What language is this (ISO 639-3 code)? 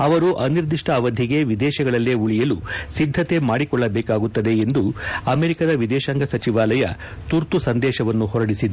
kan